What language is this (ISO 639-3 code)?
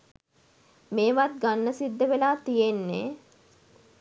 sin